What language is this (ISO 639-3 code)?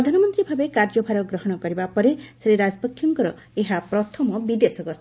ori